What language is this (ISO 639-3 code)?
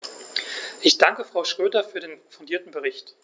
deu